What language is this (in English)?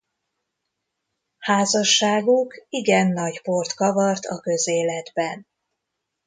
Hungarian